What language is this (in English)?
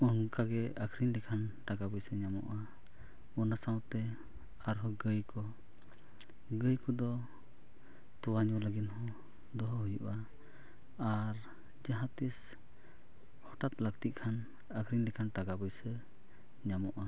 Santali